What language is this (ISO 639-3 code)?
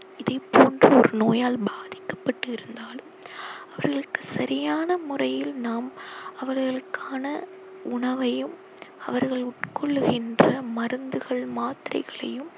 tam